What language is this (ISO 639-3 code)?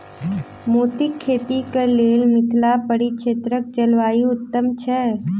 mai